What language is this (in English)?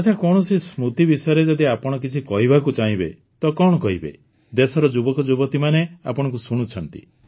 Odia